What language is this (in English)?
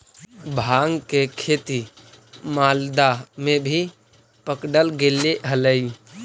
Magahi